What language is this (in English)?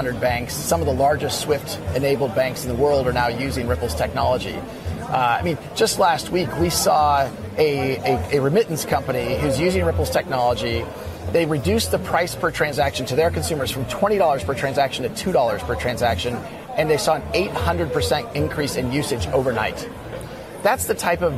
English